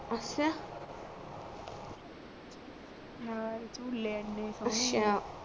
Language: Punjabi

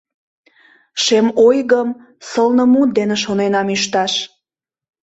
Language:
Mari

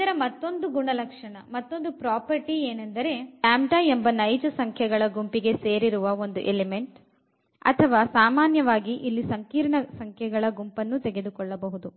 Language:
Kannada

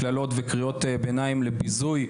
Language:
Hebrew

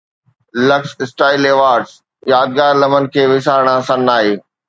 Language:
Sindhi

